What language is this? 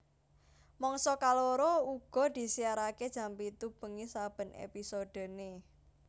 Javanese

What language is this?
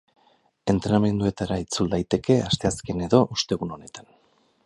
Basque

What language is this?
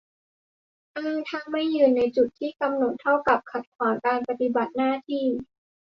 Thai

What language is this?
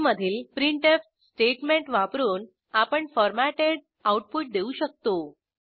Marathi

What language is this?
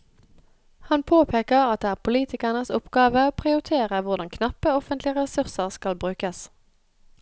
Norwegian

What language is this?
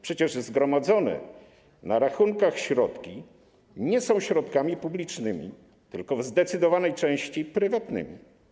Polish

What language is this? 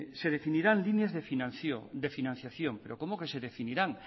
Spanish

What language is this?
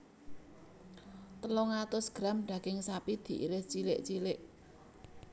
Javanese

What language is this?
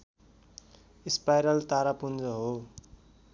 Nepali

